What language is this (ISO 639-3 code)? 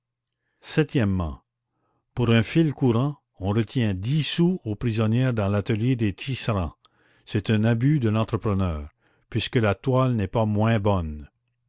fra